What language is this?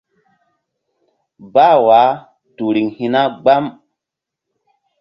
Mbum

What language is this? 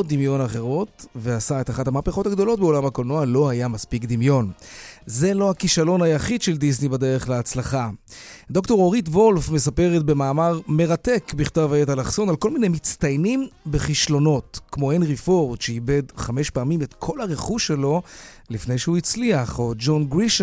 Hebrew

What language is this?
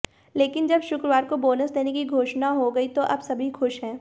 Hindi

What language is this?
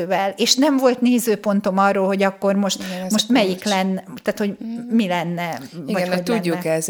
Hungarian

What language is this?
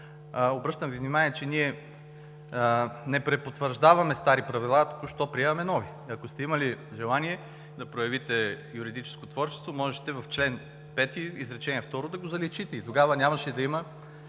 Bulgarian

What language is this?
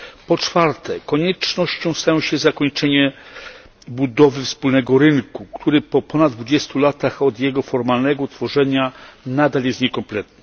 Polish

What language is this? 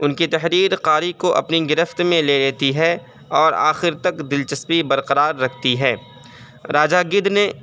Urdu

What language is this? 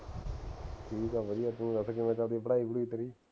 Punjabi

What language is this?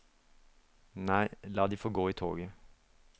Norwegian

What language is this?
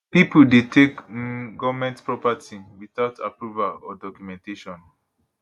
Nigerian Pidgin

